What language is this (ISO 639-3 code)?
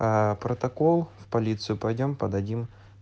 rus